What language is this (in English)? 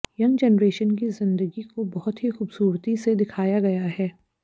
Hindi